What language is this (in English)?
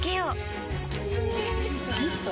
Japanese